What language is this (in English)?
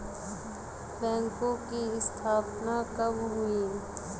Hindi